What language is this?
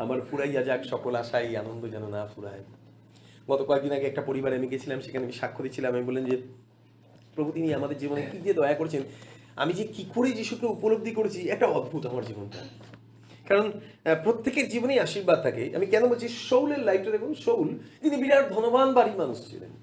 Bangla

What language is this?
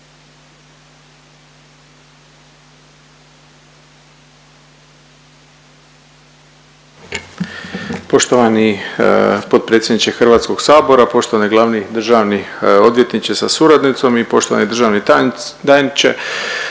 Croatian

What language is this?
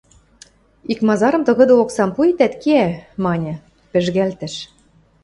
Western Mari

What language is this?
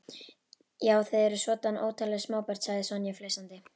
Icelandic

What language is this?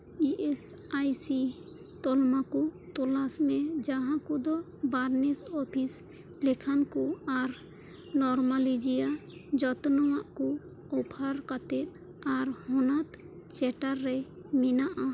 Santali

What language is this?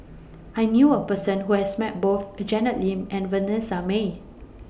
English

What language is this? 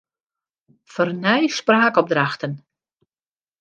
Western Frisian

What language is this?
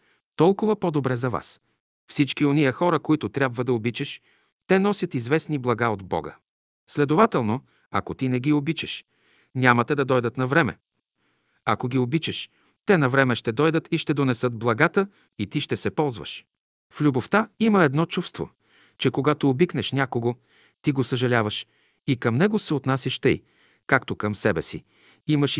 Bulgarian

